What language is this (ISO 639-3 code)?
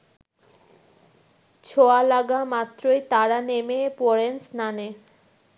ben